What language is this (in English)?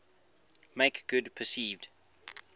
English